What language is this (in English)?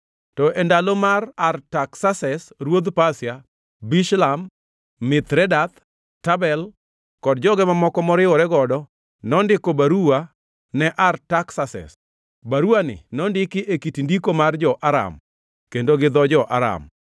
Luo (Kenya and Tanzania)